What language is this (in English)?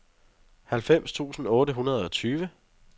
Danish